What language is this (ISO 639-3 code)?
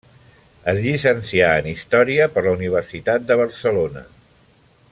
cat